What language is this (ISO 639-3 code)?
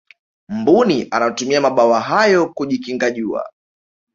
swa